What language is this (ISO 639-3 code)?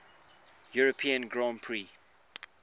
eng